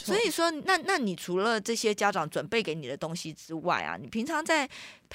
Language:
Chinese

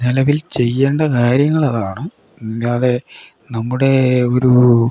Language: Malayalam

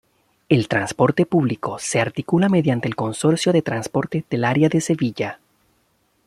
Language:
Spanish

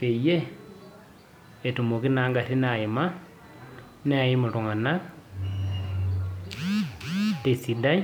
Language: Masai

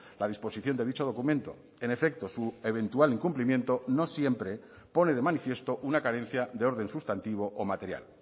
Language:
Spanish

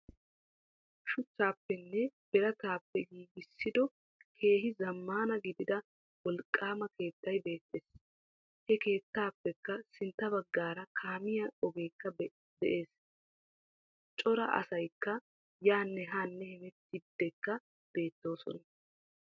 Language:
Wolaytta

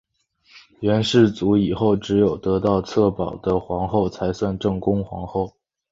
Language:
Chinese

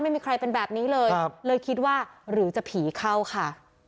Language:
Thai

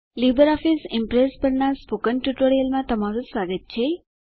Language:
Gujarati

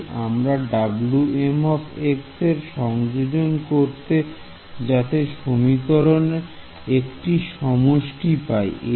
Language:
Bangla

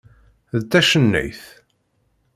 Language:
Kabyle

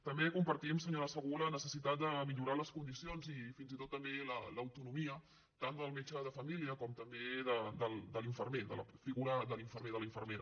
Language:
Catalan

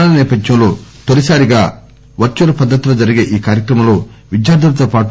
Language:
Telugu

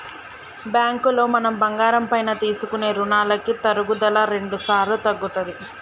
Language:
Telugu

